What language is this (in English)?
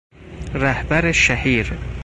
Persian